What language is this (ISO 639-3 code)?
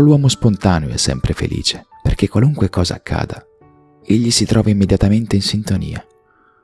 ita